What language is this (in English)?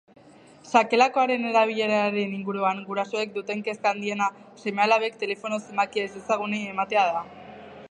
Basque